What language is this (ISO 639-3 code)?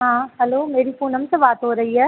hin